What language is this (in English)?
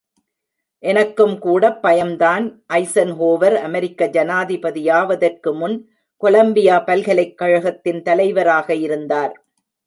Tamil